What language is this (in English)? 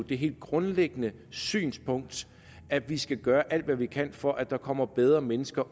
Danish